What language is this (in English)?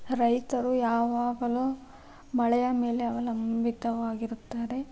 Kannada